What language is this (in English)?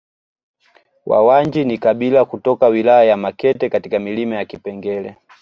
Swahili